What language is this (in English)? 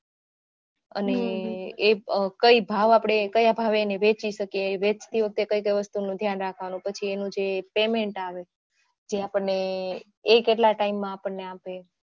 Gujarati